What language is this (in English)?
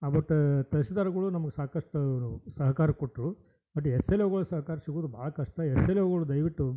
Kannada